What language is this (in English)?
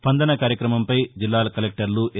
Telugu